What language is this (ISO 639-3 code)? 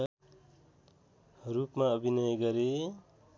nep